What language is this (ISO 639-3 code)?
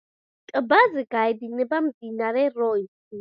kat